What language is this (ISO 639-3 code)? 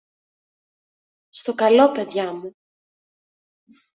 ell